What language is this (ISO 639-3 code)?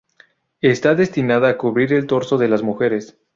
spa